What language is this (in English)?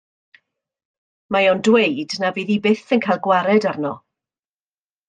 Welsh